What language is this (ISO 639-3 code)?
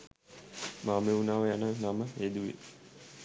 sin